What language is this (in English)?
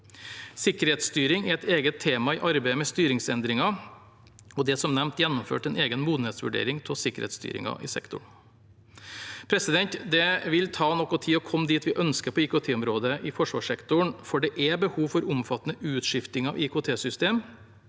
Norwegian